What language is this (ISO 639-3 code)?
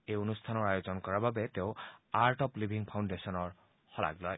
asm